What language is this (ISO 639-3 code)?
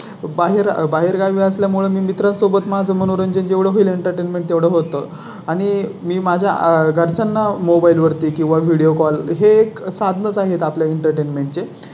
mar